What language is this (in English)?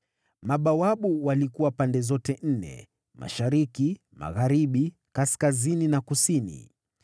Swahili